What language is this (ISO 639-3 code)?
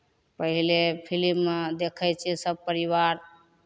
mai